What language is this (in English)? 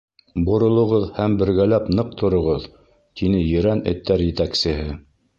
Bashkir